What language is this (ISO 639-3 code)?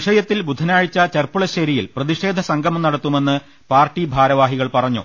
mal